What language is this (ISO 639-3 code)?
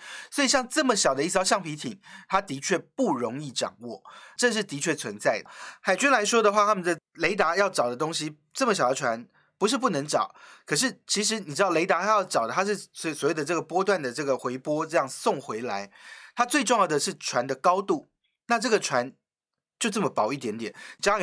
zho